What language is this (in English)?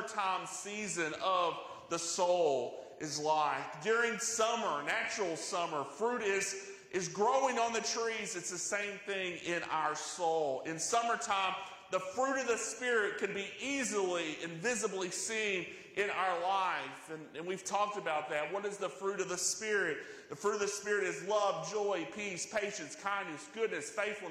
English